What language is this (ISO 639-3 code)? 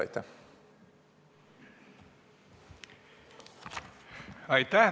est